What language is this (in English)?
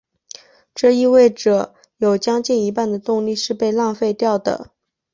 Chinese